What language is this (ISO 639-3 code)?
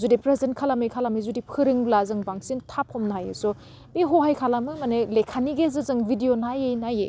brx